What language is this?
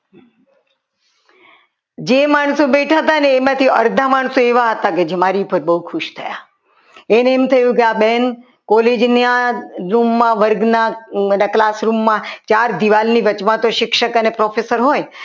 Gujarati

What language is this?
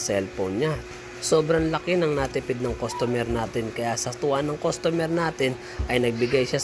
Filipino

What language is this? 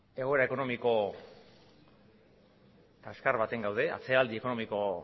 Basque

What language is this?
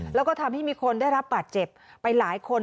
Thai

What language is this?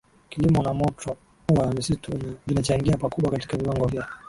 Swahili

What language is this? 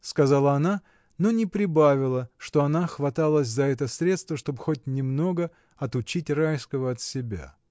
Russian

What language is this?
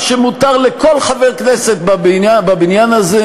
Hebrew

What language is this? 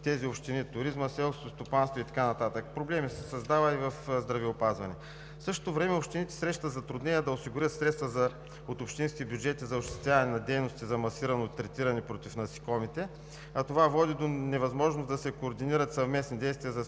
Bulgarian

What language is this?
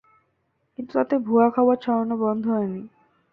Bangla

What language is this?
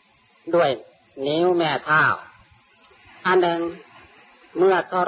Thai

